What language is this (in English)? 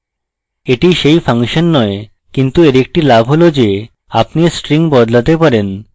Bangla